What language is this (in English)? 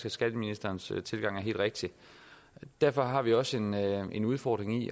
Danish